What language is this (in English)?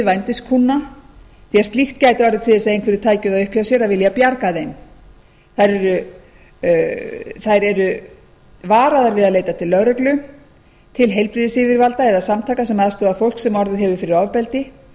Icelandic